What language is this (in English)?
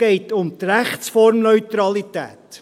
Swiss German